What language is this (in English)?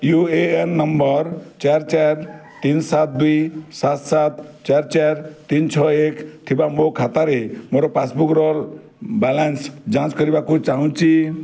Odia